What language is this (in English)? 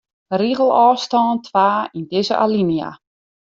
Western Frisian